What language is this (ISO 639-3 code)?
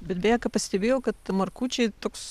lit